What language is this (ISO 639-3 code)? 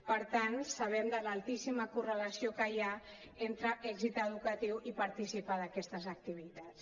cat